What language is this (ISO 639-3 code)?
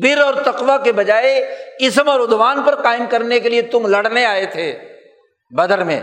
urd